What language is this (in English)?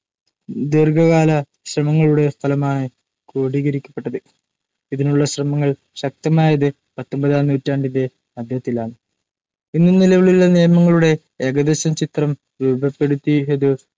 Malayalam